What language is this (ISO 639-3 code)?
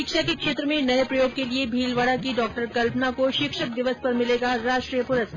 hin